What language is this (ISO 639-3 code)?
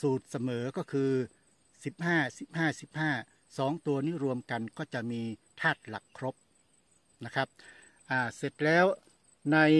tha